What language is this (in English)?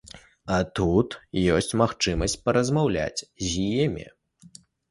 Belarusian